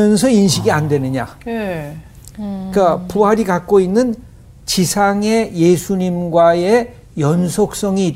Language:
Korean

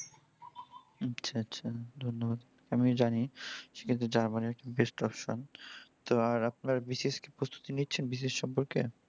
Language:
Bangla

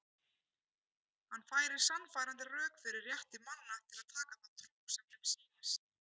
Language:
Icelandic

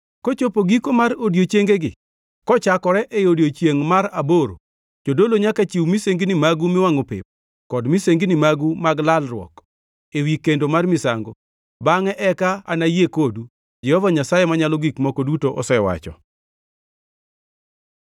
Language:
Luo (Kenya and Tanzania)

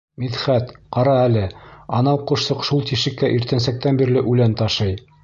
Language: Bashkir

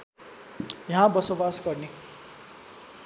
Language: Nepali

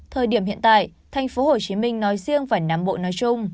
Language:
Vietnamese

